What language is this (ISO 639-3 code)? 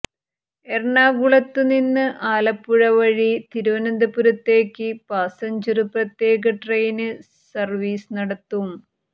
mal